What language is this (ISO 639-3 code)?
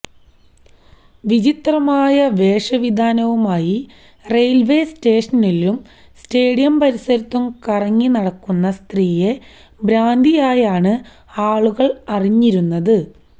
mal